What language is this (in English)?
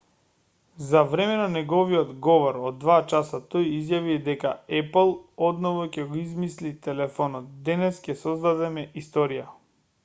Macedonian